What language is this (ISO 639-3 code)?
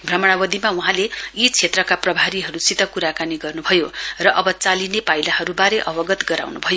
nep